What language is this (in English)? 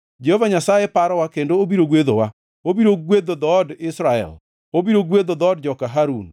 Luo (Kenya and Tanzania)